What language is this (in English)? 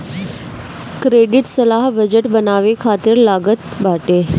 Bhojpuri